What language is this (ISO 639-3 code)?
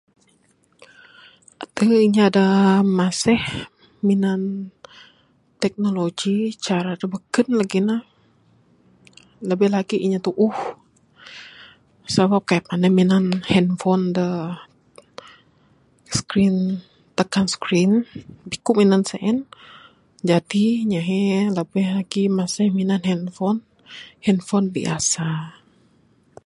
sdo